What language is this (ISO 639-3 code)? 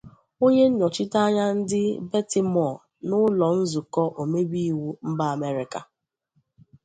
ibo